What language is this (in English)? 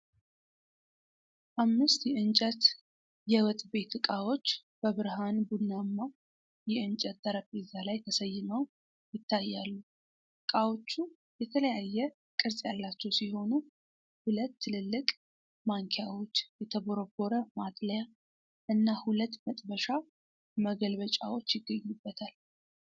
Amharic